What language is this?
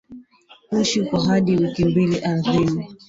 Swahili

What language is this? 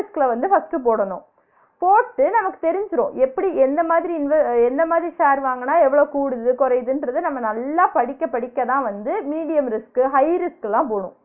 Tamil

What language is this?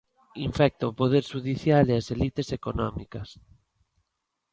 Galician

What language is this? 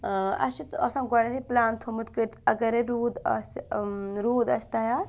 Kashmiri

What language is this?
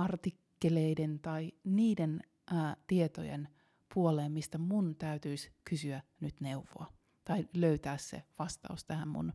Finnish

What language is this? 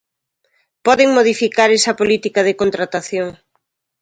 Galician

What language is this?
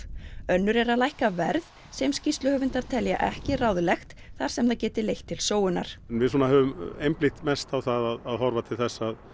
Icelandic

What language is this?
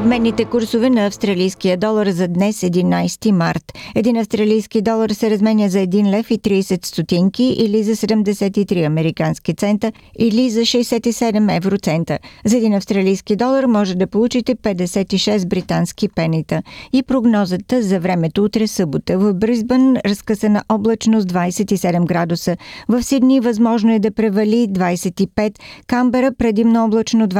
Bulgarian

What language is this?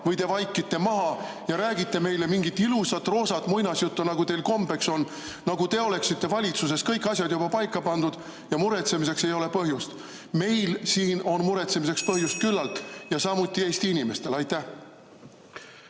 Estonian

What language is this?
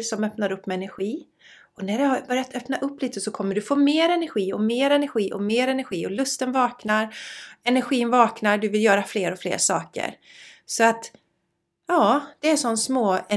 Swedish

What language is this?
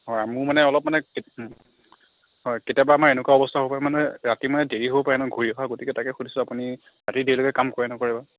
Assamese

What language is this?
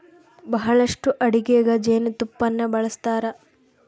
Kannada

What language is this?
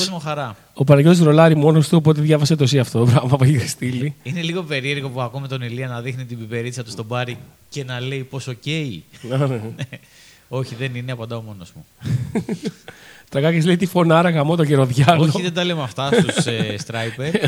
Greek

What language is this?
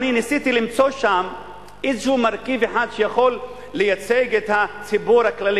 Hebrew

